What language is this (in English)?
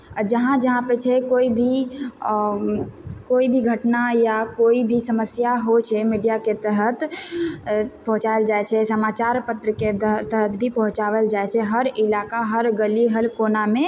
Maithili